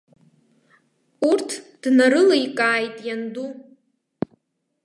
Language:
Abkhazian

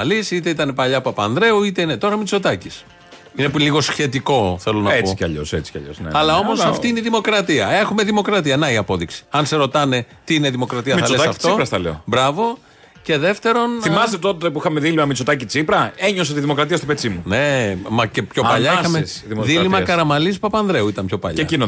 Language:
Greek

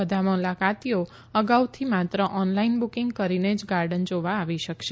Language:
Gujarati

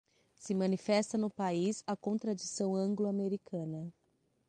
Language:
Portuguese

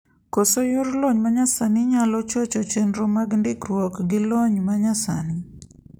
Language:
Luo (Kenya and Tanzania)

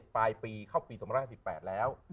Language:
Thai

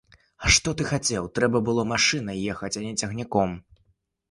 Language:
Belarusian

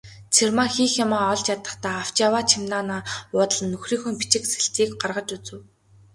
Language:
Mongolian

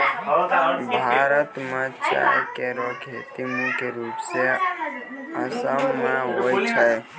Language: Maithili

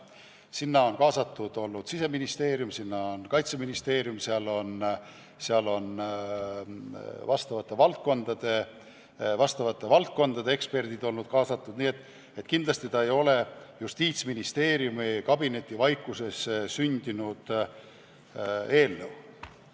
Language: Estonian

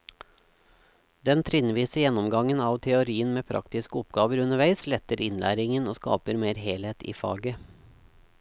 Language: Norwegian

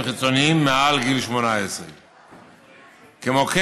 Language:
Hebrew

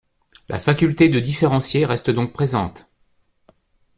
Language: French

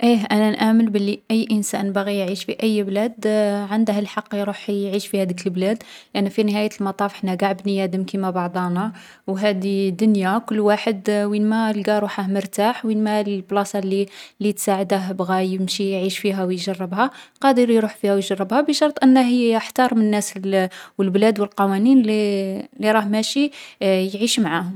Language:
Algerian Arabic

